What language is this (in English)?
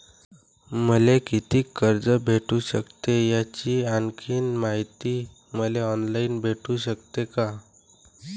Marathi